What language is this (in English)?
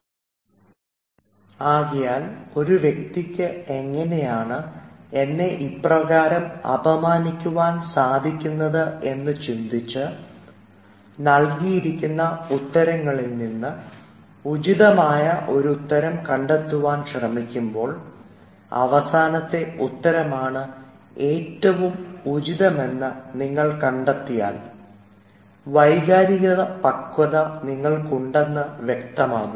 Malayalam